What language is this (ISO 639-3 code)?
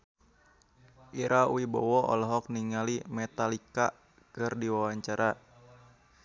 sun